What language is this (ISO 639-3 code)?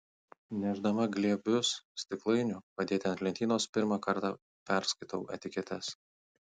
lit